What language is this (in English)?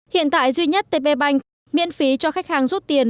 Vietnamese